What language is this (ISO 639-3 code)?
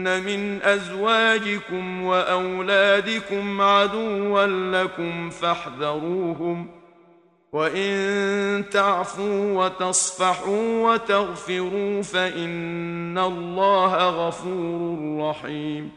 ara